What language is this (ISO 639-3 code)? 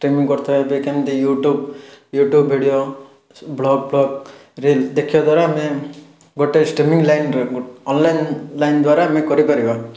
ori